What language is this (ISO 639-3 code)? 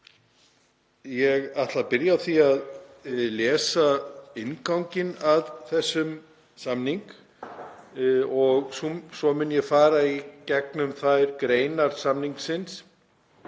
isl